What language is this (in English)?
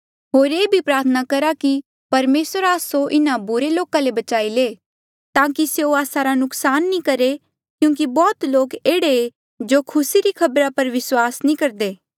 Mandeali